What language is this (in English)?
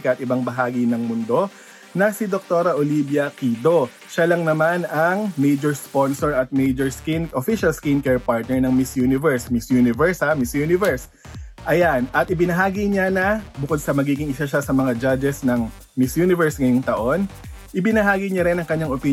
Filipino